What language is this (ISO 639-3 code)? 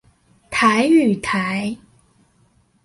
zho